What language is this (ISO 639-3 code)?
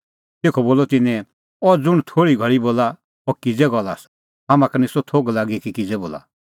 kfx